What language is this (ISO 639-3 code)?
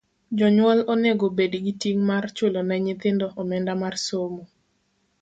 luo